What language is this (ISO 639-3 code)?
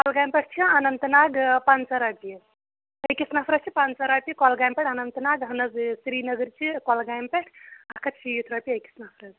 kas